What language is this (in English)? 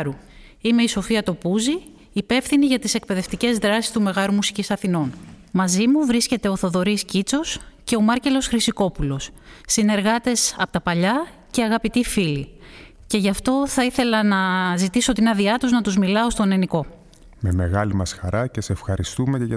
Greek